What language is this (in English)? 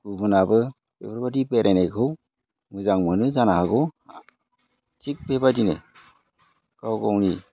Bodo